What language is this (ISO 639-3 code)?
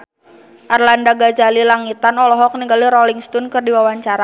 sun